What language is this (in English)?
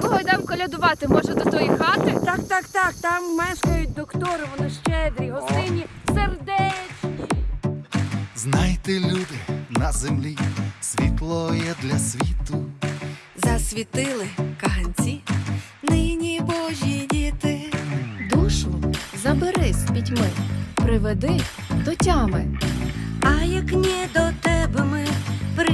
Ukrainian